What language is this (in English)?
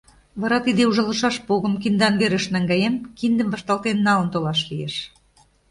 Mari